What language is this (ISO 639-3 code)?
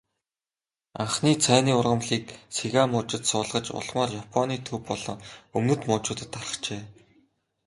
mon